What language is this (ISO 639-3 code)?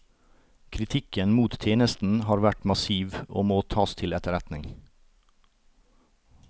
nor